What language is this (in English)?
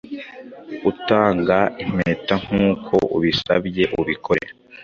Kinyarwanda